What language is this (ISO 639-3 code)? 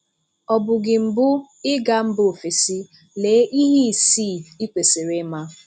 ibo